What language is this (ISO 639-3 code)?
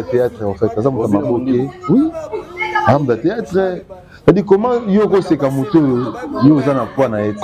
fra